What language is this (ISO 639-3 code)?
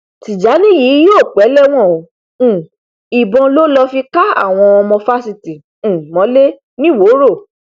yor